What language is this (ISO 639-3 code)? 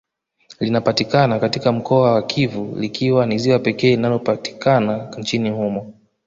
swa